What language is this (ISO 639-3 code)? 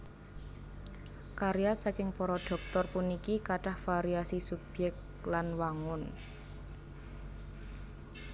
jav